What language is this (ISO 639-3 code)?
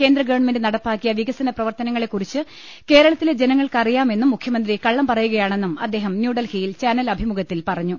mal